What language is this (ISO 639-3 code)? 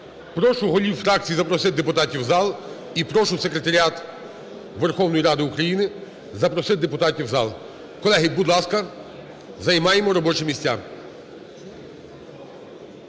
ukr